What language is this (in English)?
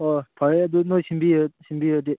Manipuri